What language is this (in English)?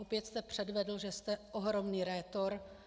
Czech